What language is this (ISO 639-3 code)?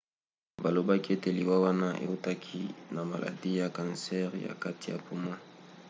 lin